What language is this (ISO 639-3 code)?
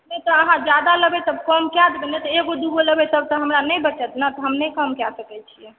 mai